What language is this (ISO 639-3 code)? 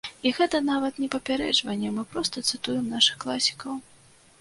bel